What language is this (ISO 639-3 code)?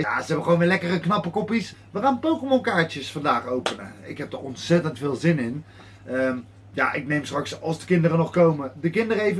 nld